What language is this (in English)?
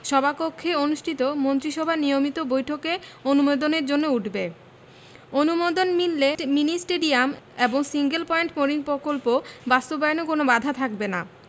Bangla